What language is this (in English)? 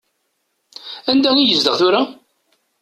Kabyle